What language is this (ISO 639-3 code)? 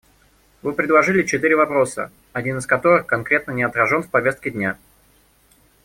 rus